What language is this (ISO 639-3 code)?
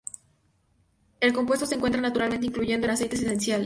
spa